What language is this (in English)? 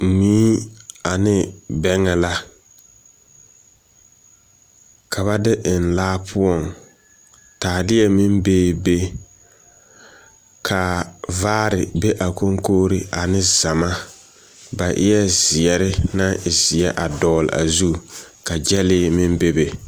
Southern Dagaare